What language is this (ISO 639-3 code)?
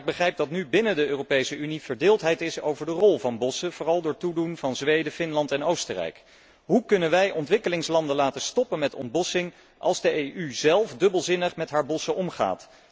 nld